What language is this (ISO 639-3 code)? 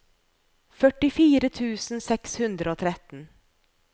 nor